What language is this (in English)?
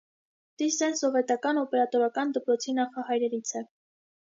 Armenian